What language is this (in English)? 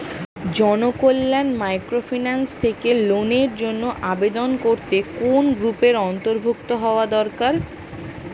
Bangla